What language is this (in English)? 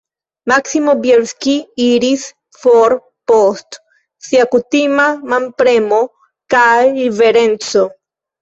Esperanto